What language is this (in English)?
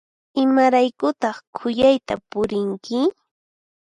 Puno Quechua